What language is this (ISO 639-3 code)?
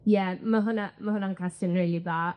cym